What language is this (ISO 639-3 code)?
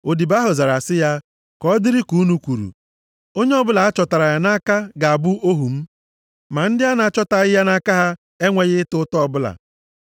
ibo